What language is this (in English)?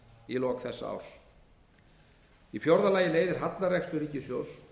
Icelandic